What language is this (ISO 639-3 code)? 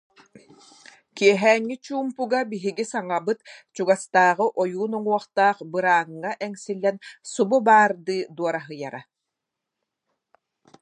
sah